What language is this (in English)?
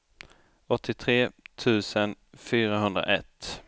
Swedish